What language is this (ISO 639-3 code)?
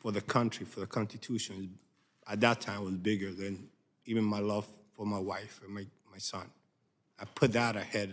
eng